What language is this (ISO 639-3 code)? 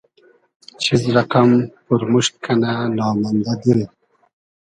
haz